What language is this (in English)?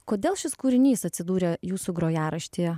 Lithuanian